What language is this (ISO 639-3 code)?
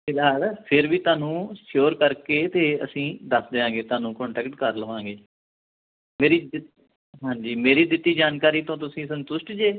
pan